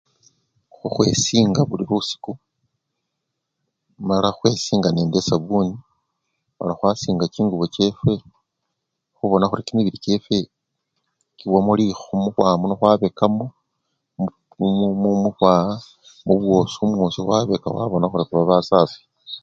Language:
Luyia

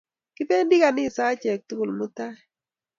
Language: Kalenjin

